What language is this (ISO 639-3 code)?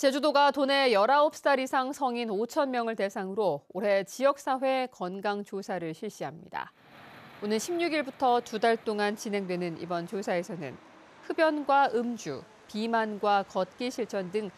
kor